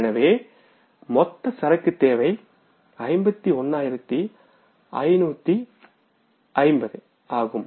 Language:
Tamil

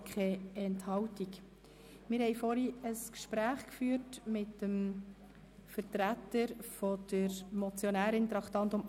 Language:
Swiss German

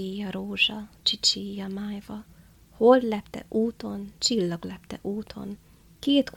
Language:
Hungarian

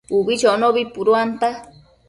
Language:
Matsés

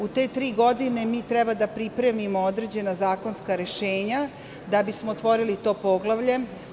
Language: Serbian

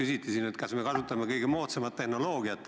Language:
Estonian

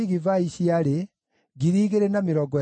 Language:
Kikuyu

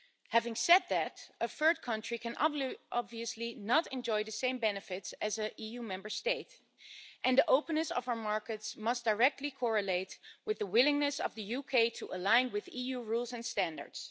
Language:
English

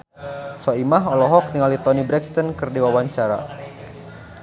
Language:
Sundanese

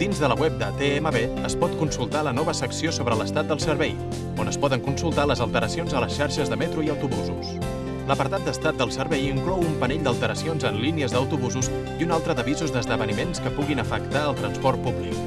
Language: Catalan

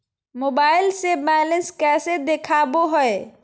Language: Magahi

